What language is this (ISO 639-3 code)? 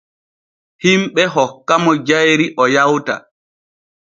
fue